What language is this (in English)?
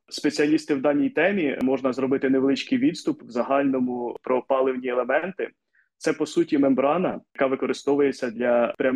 Ukrainian